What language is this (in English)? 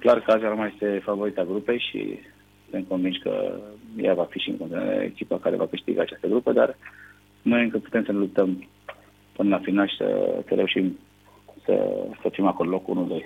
Romanian